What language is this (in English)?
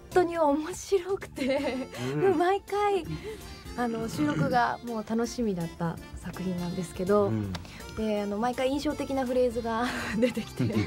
Japanese